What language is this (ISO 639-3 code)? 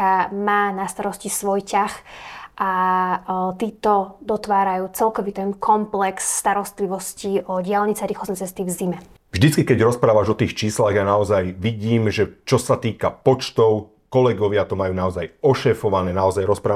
slk